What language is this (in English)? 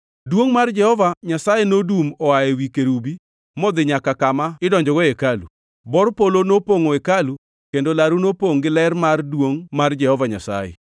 Luo (Kenya and Tanzania)